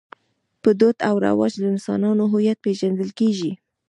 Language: Pashto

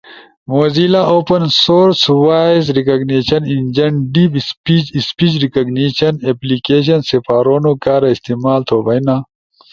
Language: Ushojo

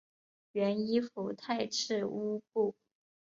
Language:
Chinese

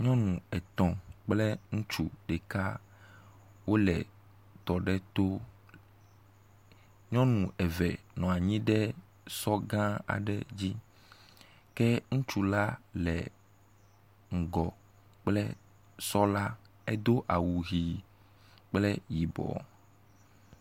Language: Ewe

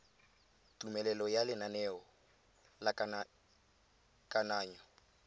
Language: Tswana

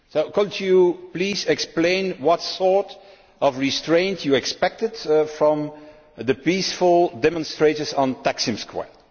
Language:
English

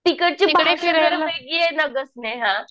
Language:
Marathi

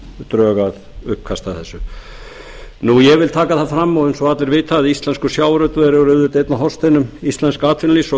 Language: Icelandic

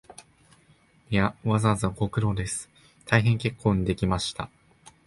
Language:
Japanese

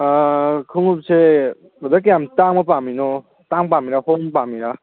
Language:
Manipuri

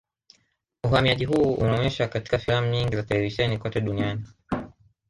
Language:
Swahili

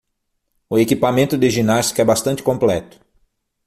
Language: Portuguese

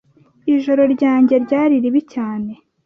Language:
Kinyarwanda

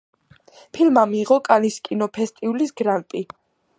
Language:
Georgian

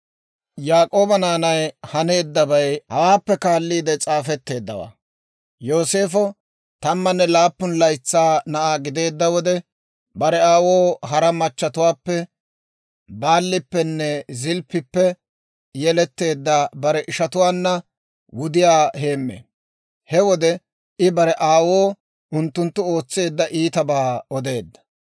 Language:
Dawro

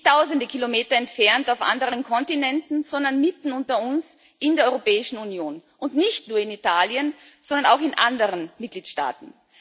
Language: German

